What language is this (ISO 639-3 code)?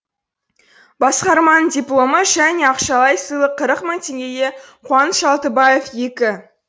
kaz